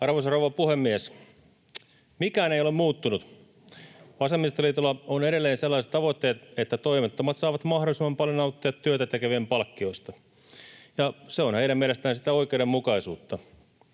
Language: Finnish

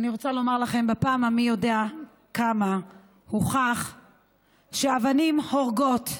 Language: Hebrew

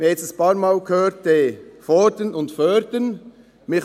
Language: Swiss German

